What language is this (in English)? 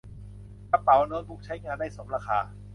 Thai